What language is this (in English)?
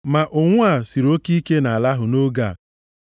Igbo